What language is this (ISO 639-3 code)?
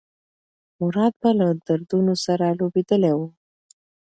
pus